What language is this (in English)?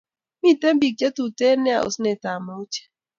Kalenjin